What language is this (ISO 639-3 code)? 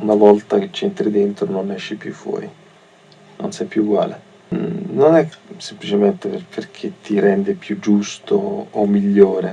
ita